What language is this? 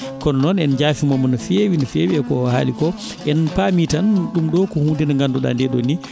Fula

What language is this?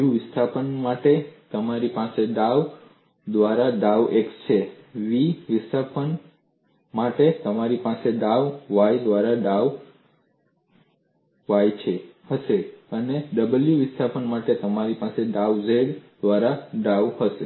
Gujarati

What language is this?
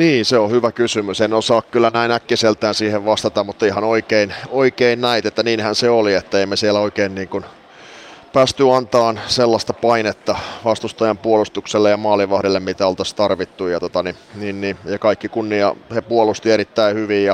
Finnish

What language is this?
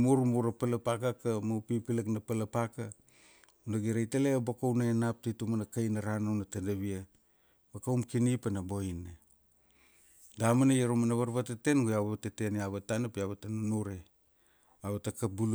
Kuanua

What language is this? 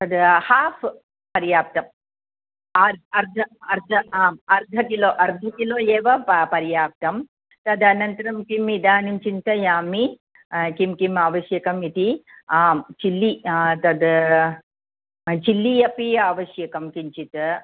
Sanskrit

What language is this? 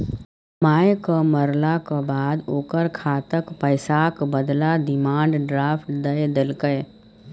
Maithili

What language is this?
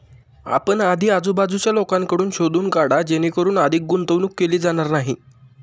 Marathi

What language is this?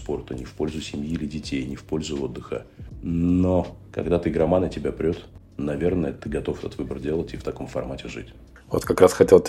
Russian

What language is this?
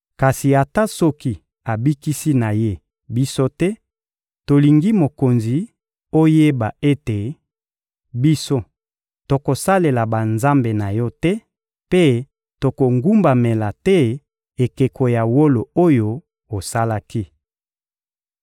Lingala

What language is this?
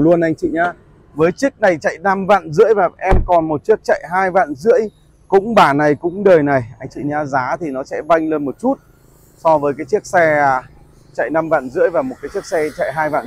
Vietnamese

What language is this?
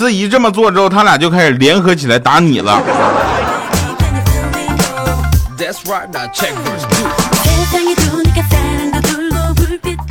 Chinese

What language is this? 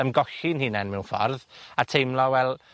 Welsh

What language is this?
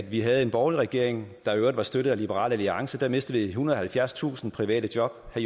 Danish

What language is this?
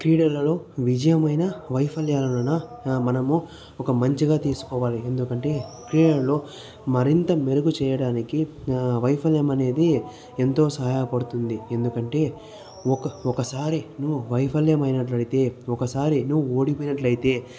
Telugu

